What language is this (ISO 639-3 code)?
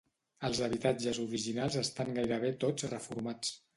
cat